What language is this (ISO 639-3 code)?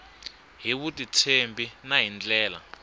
tso